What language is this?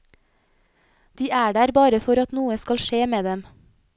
Norwegian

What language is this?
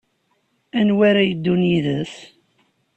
Kabyle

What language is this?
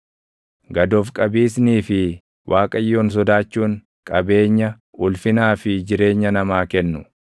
Oromo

